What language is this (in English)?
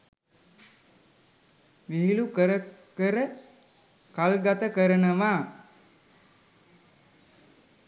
Sinhala